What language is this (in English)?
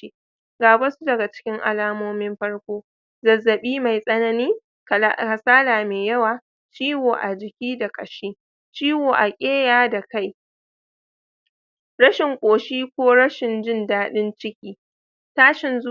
Hausa